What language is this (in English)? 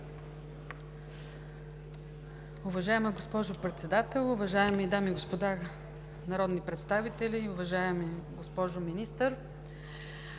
Bulgarian